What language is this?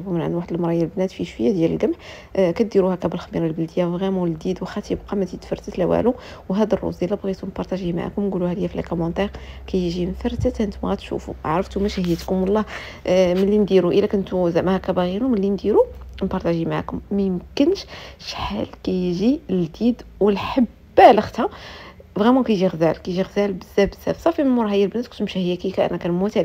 Arabic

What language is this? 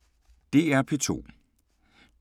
Danish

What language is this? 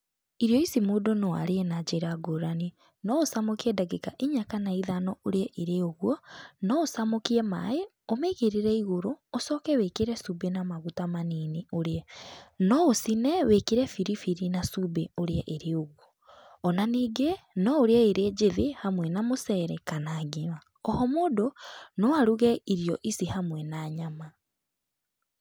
Kikuyu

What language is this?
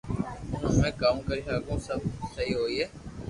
Loarki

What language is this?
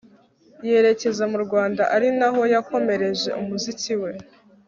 Kinyarwanda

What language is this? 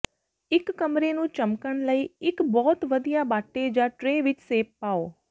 Punjabi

